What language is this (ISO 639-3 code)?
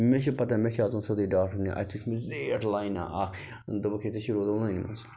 kas